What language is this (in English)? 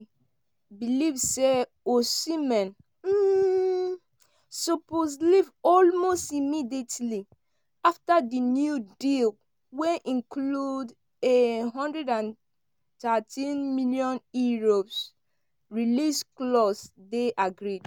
Nigerian Pidgin